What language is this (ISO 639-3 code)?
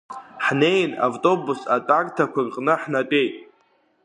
abk